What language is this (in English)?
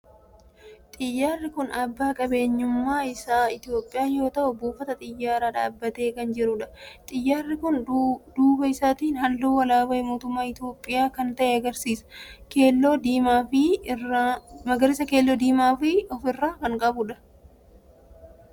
Oromo